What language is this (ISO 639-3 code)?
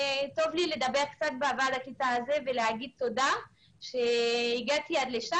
heb